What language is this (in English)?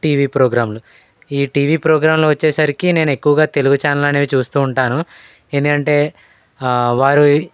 Telugu